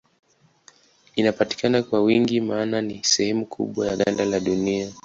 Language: Swahili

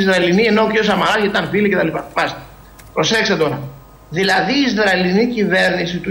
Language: Greek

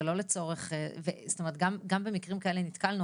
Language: Hebrew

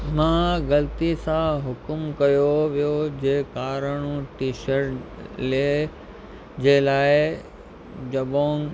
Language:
Sindhi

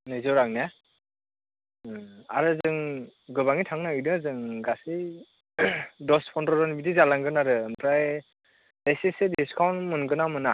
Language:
Bodo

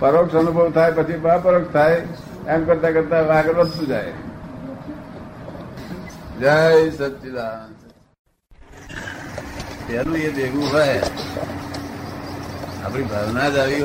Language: Gujarati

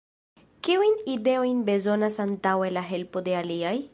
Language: Esperanto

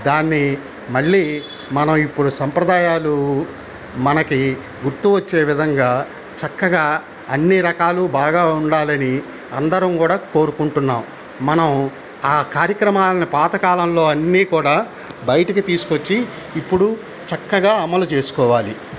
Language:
Telugu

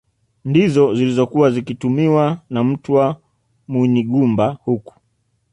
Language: Swahili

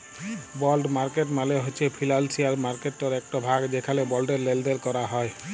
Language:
Bangla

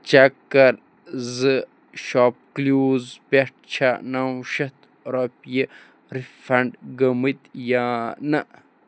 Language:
Kashmiri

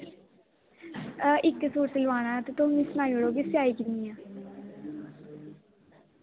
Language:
Dogri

